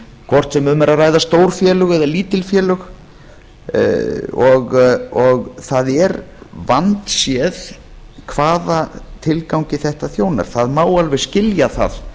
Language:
Icelandic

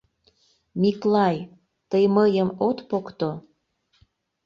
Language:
Mari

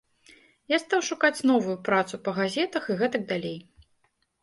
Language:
Belarusian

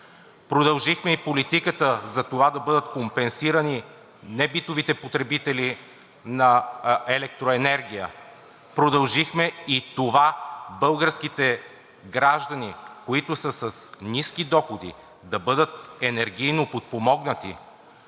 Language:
Bulgarian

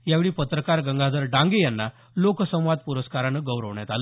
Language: Marathi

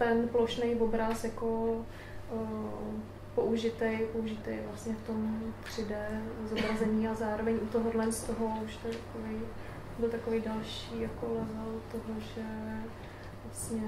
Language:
Czech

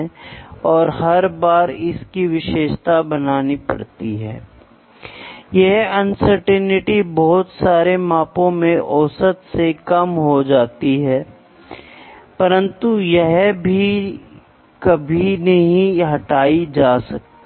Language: Hindi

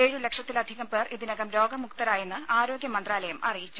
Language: Malayalam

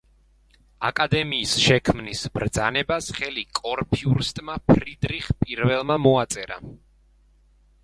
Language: Georgian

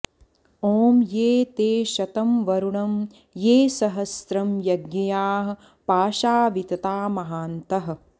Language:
Sanskrit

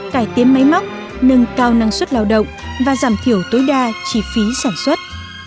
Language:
Vietnamese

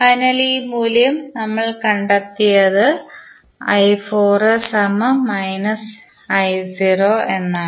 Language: Malayalam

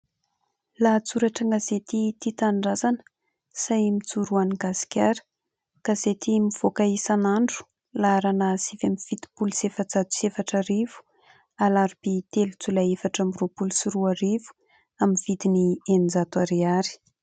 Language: Malagasy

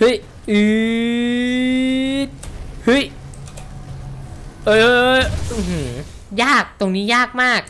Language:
Thai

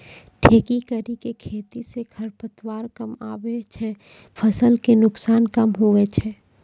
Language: Maithili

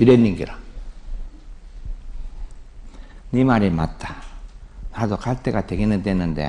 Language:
Korean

